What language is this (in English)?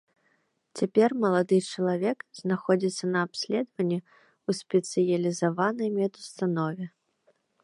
Belarusian